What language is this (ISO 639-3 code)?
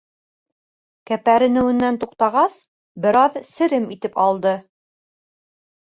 bak